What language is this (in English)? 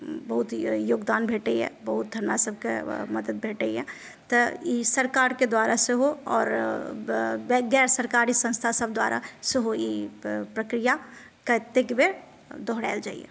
Maithili